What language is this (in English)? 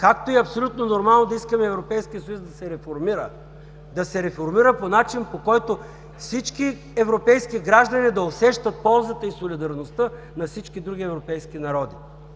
Bulgarian